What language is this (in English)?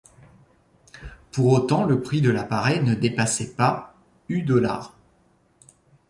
French